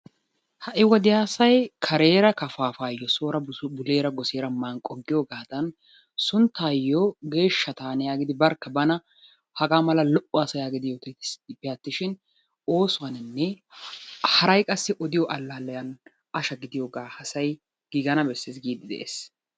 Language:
Wolaytta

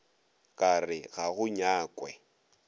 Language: Northern Sotho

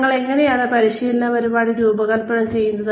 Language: Malayalam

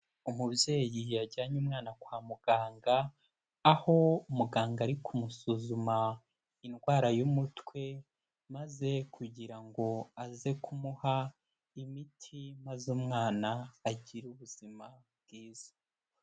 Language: Kinyarwanda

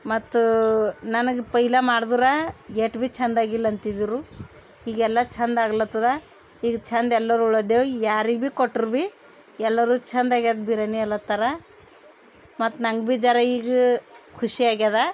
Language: Kannada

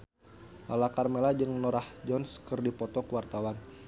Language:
Sundanese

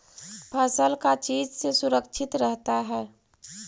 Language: Magahi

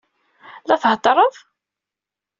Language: Kabyle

